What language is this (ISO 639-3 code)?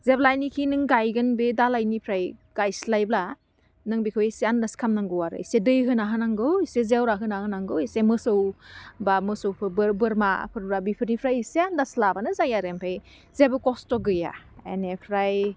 brx